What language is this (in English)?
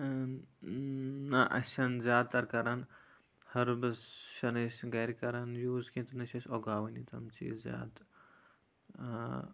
Kashmiri